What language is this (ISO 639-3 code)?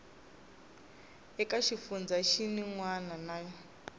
tso